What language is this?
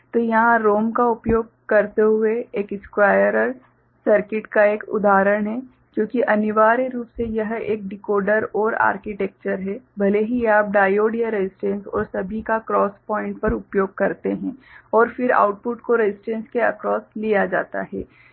Hindi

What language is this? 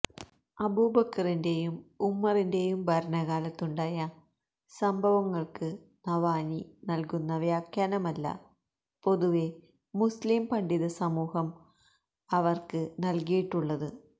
Malayalam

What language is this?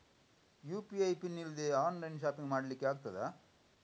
Kannada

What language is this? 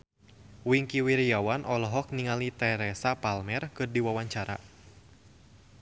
Sundanese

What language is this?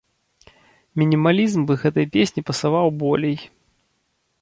Belarusian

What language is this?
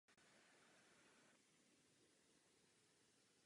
Czech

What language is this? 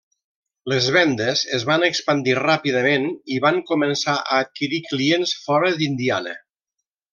Catalan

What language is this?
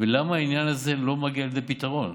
Hebrew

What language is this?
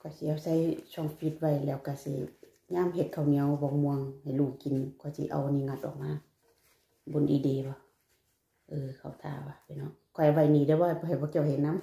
Thai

